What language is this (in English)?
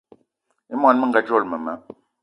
Eton (Cameroon)